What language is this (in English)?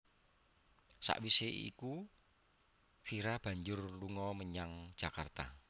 Javanese